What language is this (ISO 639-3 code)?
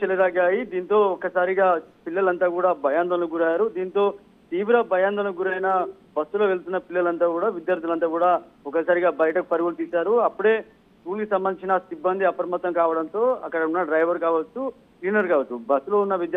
tel